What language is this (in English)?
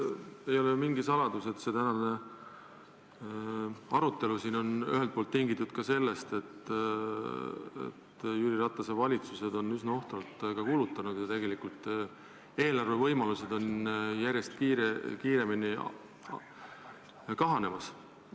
Estonian